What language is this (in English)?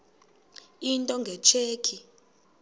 Xhosa